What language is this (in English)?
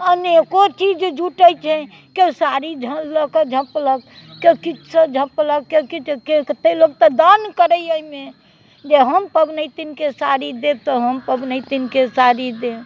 Maithili